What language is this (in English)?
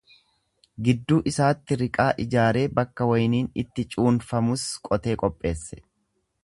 Oromo